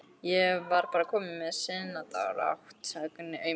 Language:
Icelandic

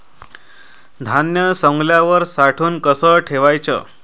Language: Marathi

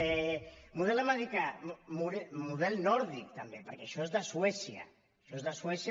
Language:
Catalan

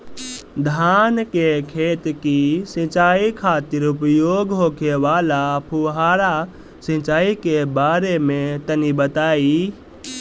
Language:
Bhojpuri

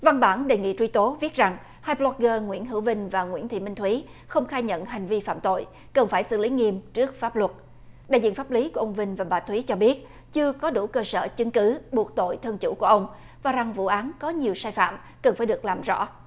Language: Vietnamese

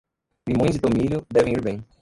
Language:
Portuguese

